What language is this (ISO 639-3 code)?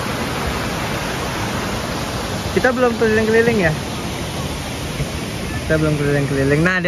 ind